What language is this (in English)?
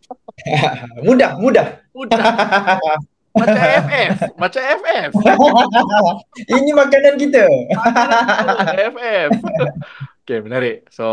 Malay